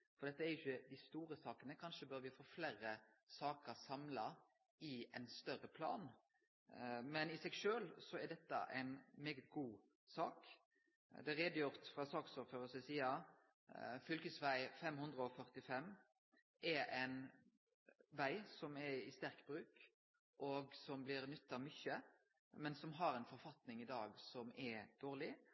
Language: Norwegian Nynorsk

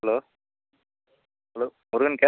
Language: Tamil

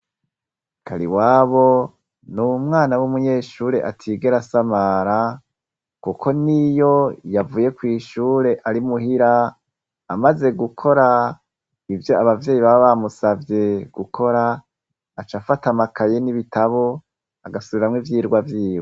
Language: Rundi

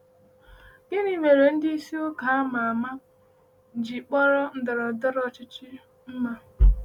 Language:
Igbo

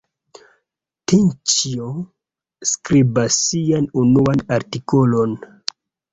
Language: Esperanto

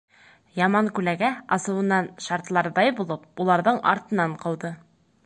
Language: Bashkir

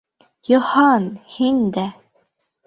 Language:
Bashkir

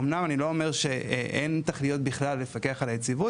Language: Hebrew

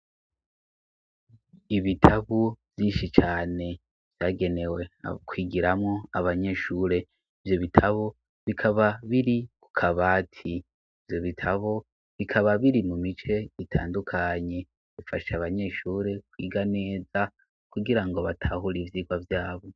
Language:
Rundi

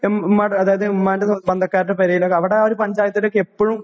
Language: Malayalam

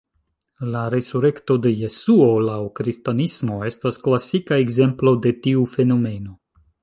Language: Esperanto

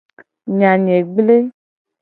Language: Gen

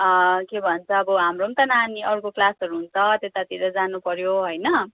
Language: Nepali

